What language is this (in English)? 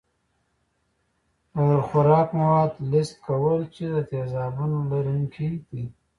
Pashto